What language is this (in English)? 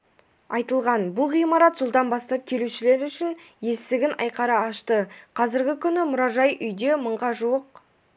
Kazakh